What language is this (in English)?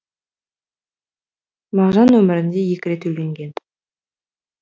Kazakh